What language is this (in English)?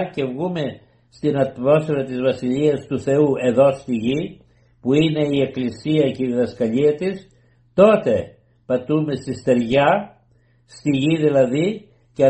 Greek